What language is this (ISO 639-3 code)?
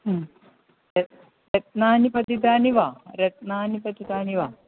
san